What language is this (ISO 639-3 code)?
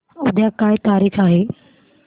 mar